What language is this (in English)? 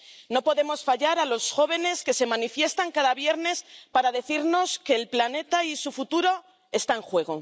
Spanish